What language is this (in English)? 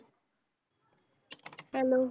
Punjabi